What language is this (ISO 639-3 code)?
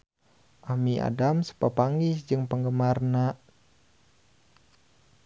sun